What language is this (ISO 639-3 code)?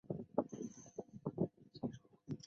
zho